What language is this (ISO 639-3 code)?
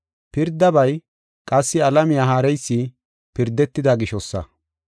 gof